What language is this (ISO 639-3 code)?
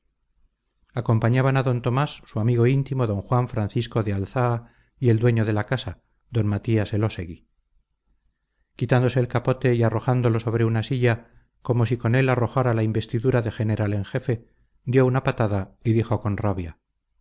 spa